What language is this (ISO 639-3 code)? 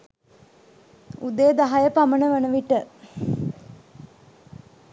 sin